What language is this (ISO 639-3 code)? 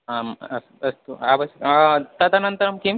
san